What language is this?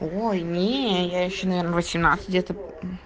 Russian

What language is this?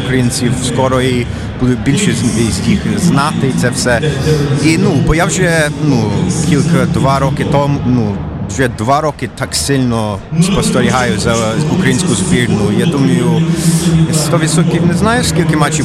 Ukrainian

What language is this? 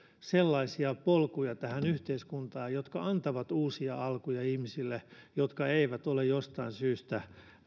Finnish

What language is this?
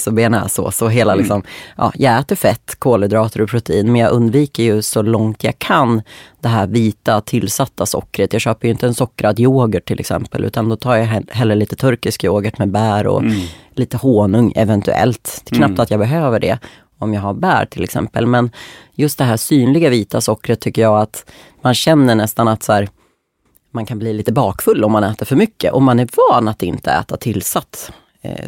Swedish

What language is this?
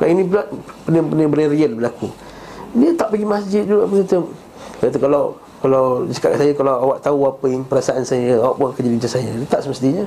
Malay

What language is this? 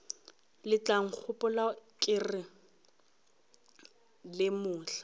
Northern Sotho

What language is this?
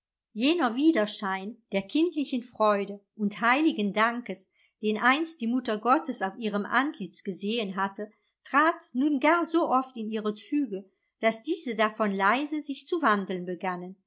German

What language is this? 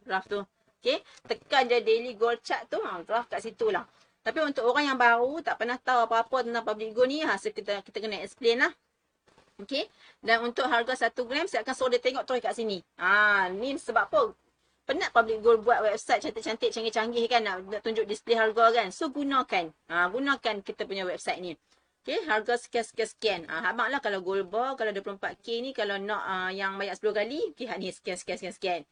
Malay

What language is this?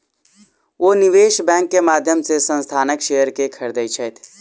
Maithili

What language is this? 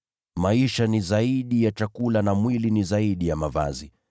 Swahili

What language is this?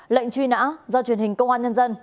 Vietnamese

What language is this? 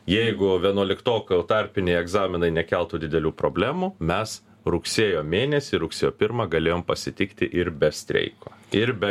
Lithuanian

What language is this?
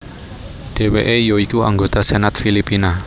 Javanese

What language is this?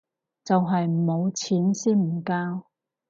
Cantonese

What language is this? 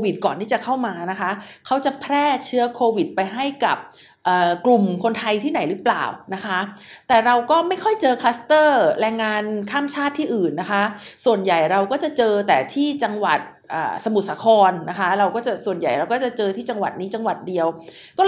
Thai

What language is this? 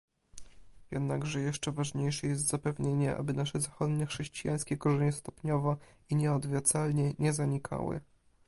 Polish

